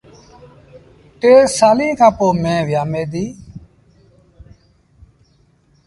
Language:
Sindhi Bhil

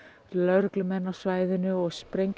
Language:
Icelandic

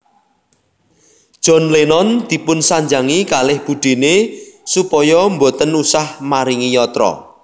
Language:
Javanese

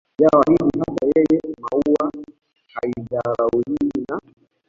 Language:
Swahili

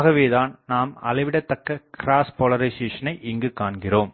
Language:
Tamil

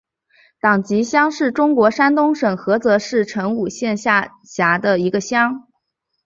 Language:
Chinese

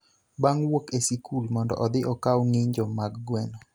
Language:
Luo (Kenya and Tanzania)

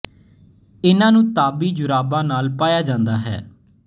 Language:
Punjabi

